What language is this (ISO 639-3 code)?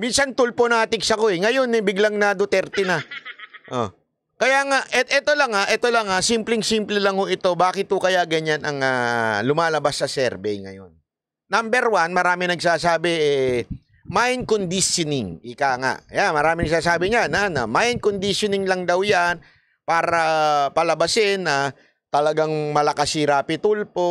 fil